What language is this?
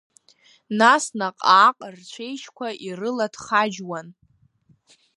Abkhazian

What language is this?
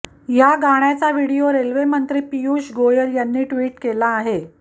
Marathi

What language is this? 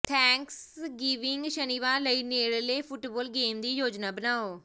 Punjabi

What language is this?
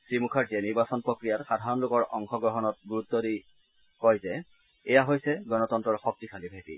Assamese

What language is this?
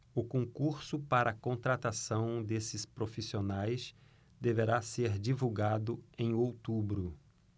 Portuguese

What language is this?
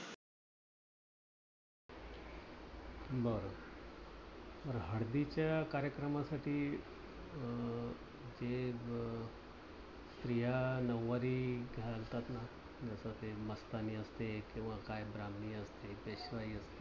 Marathi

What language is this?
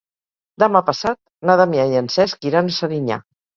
Catalan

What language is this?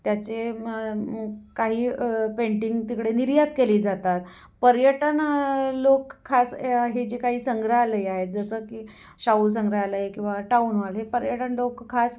Marathi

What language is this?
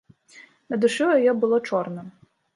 Belarusian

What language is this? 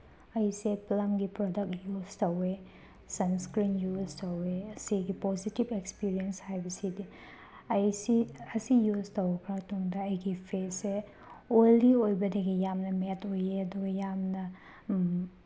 Manipuri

